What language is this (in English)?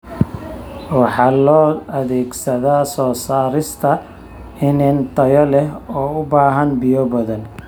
Somali